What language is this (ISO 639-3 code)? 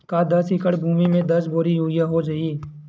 hne